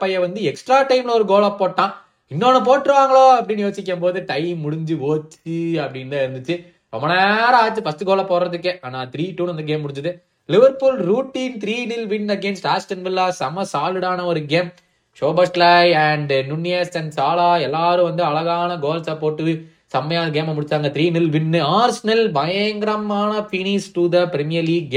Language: Tamil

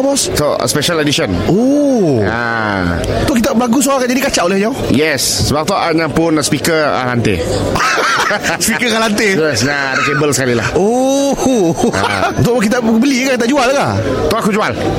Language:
Malay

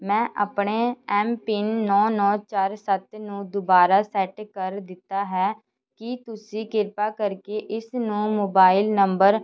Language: Punjabi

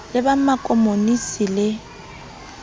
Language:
Southern Sotho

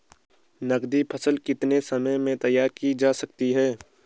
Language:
Hindi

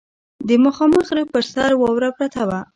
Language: Pashto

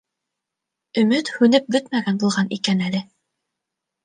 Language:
Bashkir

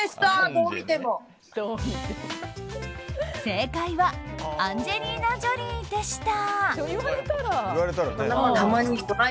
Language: Japanese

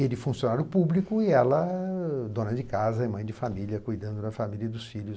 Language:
Portuguese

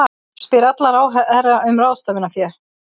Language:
Icelandic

